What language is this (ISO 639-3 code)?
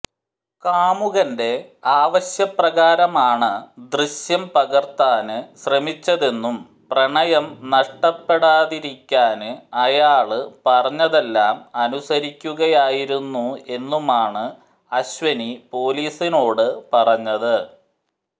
mal